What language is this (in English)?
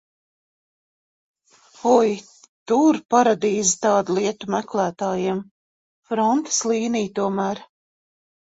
Latvian